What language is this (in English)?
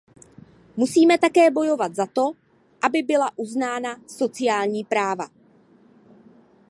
Czech